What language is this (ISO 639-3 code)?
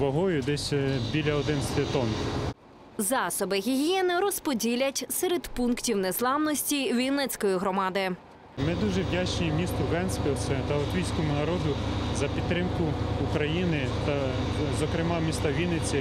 ukr